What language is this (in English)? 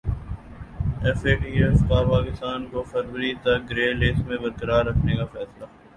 Urdu